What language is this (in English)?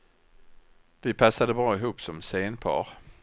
Swedish